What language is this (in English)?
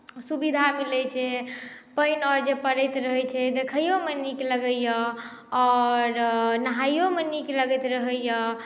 Maithili